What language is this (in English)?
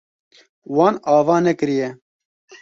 Kurdish